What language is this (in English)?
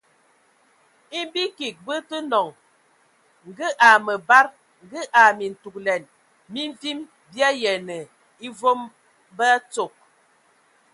Ewondo